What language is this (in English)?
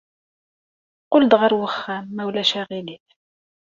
Kabyle